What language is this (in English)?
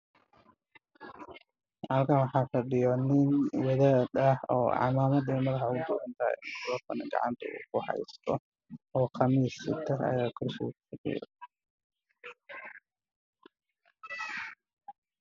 Somali